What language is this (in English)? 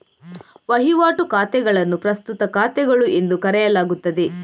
Kannada